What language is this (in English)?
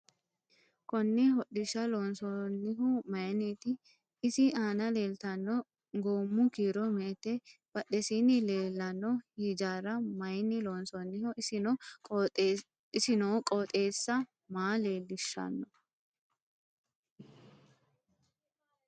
Sidamo